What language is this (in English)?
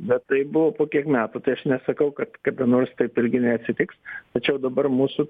Lithuanian